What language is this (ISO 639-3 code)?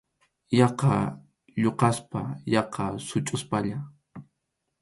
qxu